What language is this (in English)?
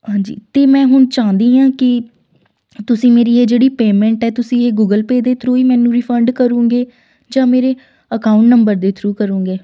Punjabi